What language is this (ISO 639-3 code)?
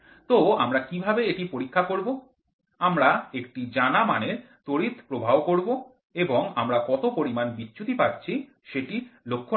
ben